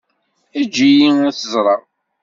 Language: Kabyle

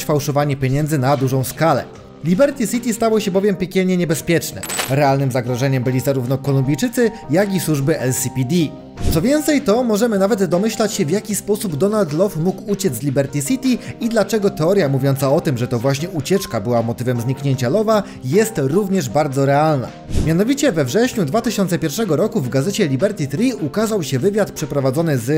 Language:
Polish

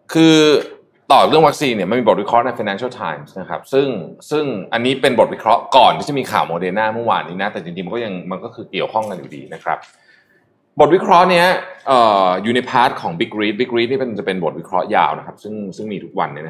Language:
Thai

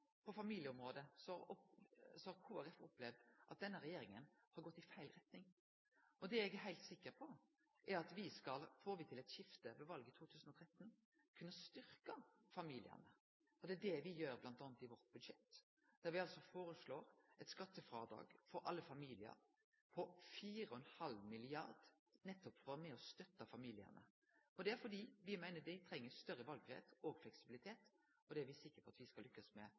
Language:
Norwegian Nynorsk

